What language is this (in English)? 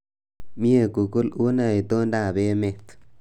Kalenjin